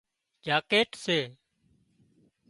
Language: Wadiyara Koli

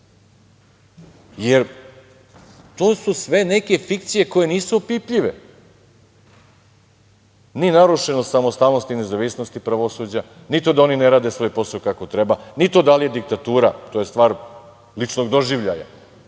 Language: Serbian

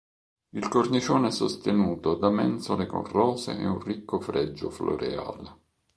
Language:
Italian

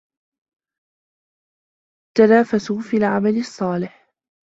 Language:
Arabic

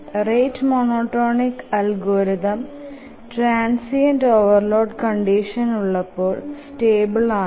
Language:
Malayalam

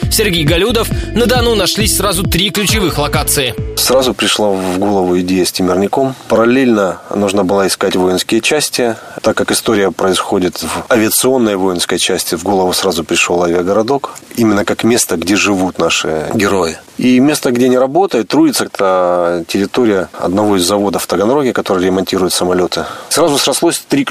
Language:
Russian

